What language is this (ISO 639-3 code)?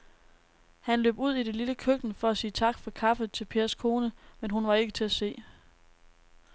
dan